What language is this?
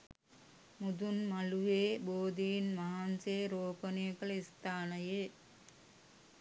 Sinhala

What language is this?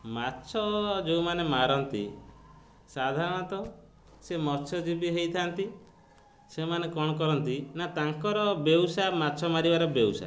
Odia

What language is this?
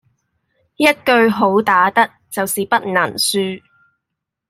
Cantonese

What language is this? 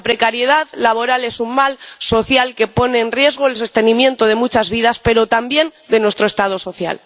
Spanish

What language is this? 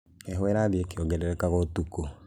Kikuyu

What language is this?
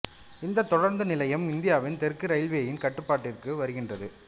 Tamil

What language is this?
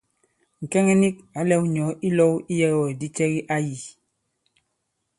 Bankon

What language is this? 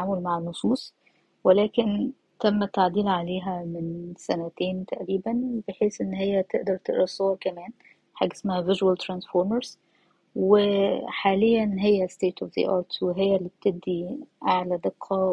Arabic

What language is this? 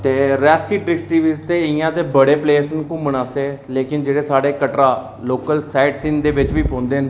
Dogri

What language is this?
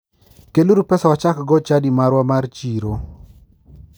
Luo (Kenya and Tanzania)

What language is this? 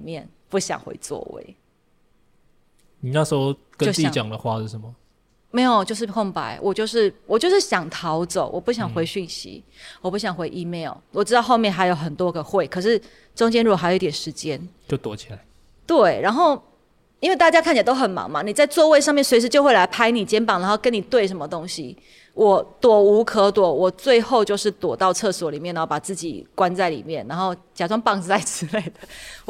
Chinese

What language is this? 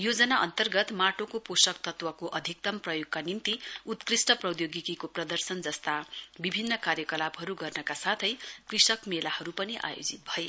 Nepali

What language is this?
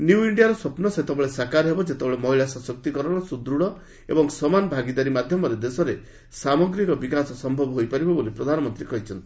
Odia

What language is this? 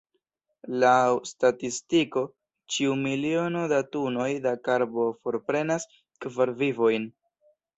Esperanto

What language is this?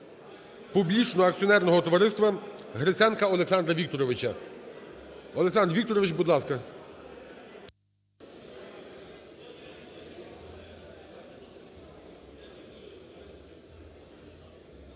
Ukrainian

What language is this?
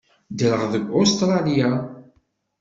Kabyle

